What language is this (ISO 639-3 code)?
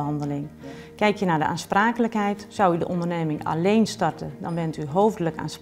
nld